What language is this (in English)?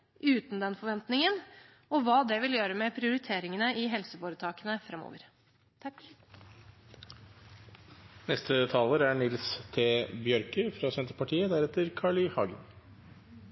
Norwegian